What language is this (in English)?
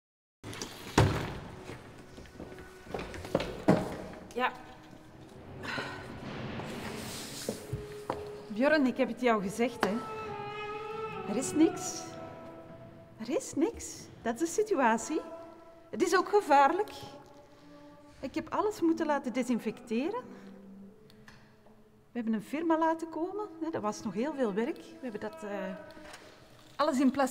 Dutch